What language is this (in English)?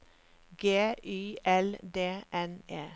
Norwegian